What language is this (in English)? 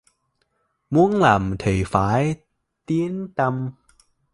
Vietnamese